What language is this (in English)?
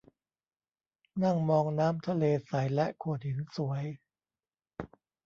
Thai